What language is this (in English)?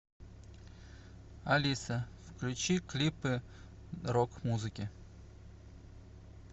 Russian